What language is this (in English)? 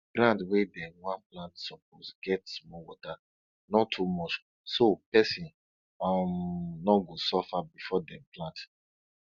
Nigerian Pidgin